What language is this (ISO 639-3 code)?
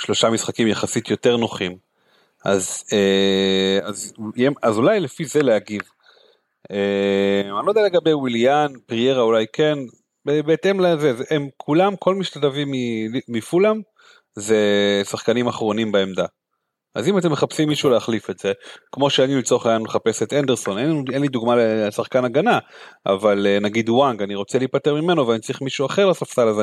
heb